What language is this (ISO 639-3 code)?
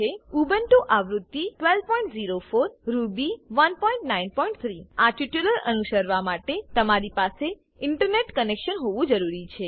guj